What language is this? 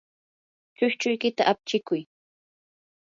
Yanahuanca Pasco Quechua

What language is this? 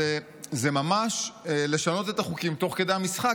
Hebrew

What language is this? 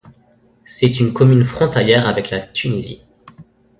French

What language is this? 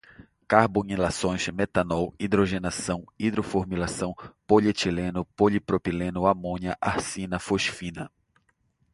Portuguese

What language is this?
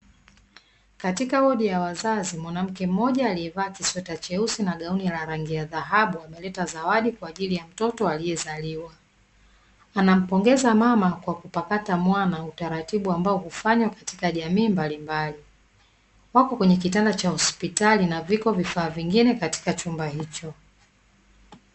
Swahili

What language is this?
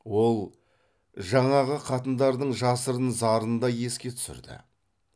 Kazakh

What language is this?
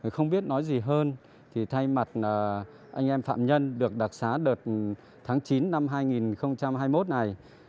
Vietnamese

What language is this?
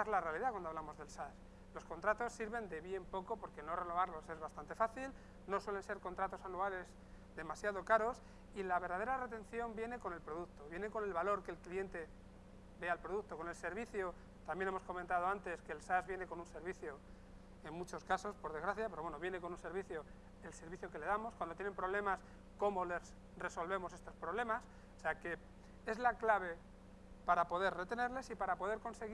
Spanish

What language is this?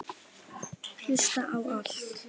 Icelandic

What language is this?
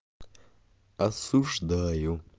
Russian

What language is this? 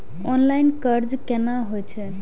Maithili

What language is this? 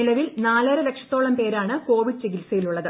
Malayalam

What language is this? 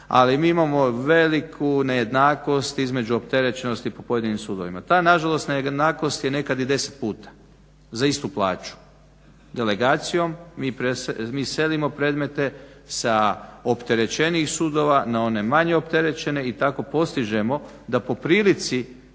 Croatian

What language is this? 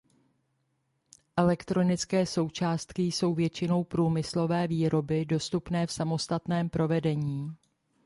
Czech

